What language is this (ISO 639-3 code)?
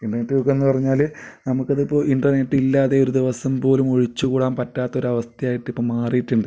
mal